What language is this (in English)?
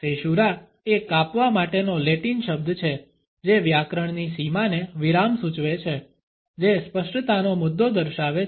Gujarati